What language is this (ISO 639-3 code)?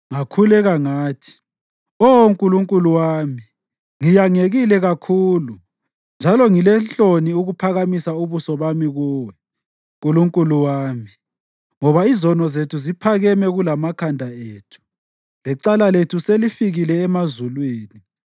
nde